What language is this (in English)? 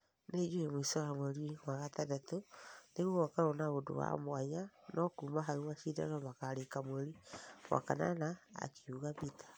Kikuyu